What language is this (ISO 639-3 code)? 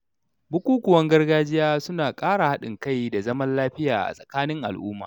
hau